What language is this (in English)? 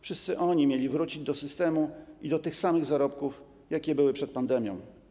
Polish